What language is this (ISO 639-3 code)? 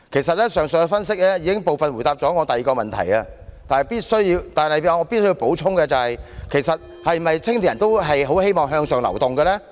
yue